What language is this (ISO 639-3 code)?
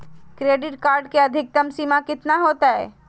mag